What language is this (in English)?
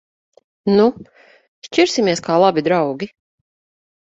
Latvian